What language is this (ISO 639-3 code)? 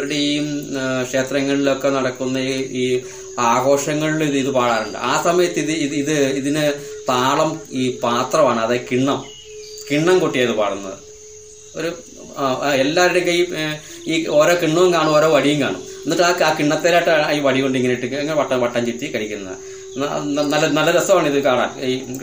mal